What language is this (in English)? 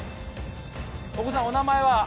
Japanese